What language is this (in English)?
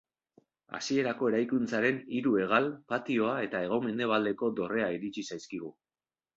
Basque